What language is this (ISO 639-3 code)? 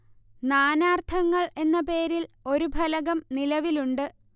mal